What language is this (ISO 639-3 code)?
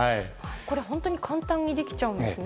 jpn